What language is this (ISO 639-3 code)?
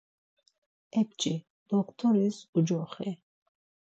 lzz